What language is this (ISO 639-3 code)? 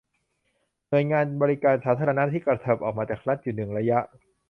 tha